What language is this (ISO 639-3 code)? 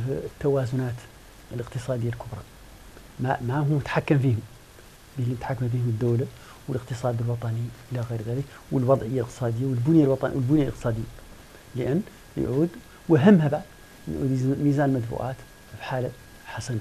ara